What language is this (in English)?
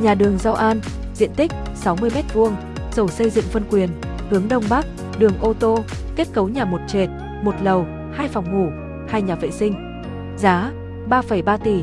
Vietnamese